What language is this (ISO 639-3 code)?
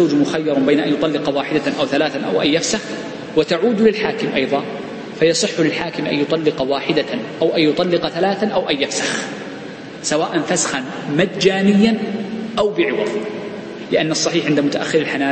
ara